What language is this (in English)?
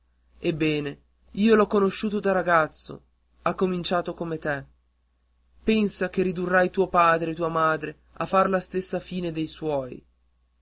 Italian